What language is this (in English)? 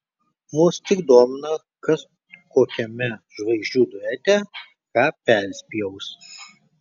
Lithuanian